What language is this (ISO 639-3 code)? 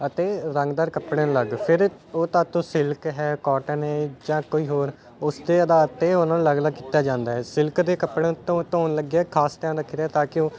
pan